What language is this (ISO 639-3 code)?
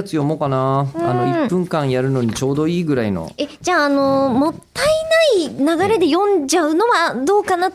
jpn